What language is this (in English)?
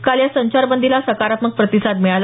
Marathi